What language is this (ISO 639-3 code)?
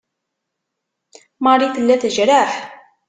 kab